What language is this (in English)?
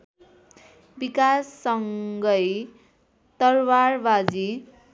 Nepali